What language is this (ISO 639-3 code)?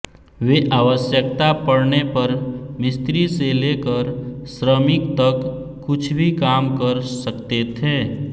hin